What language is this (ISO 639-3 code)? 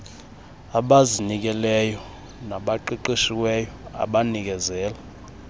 xho